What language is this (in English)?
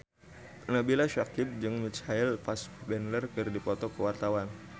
Sundanese